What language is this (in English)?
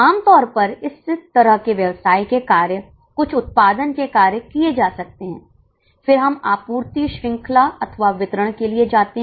Hindi